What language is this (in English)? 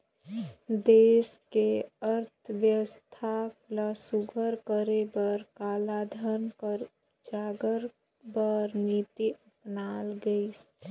Chhattisgarhi